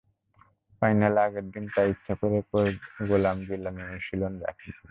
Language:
Bangla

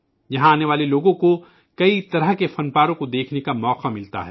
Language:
Urdu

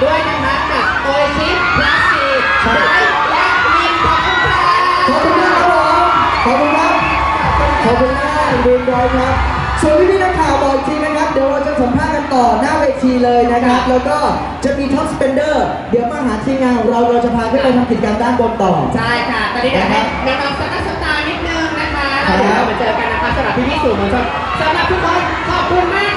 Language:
Thai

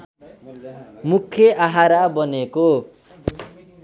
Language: Nepali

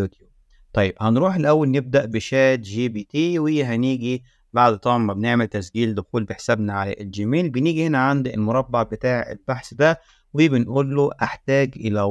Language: Arabic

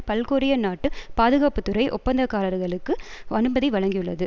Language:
Tamil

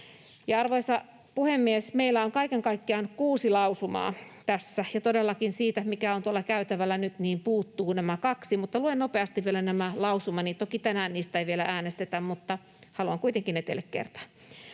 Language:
Finnish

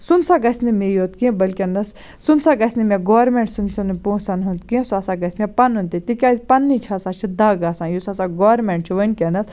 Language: Kashmiri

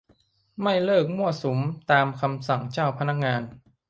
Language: Thai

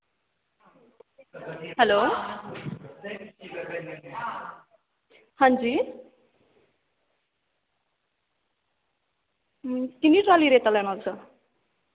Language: Dogri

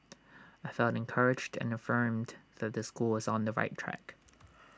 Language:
English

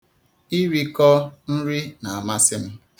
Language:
Igbo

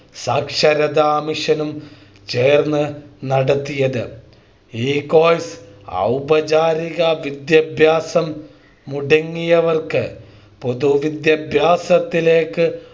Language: Malayalam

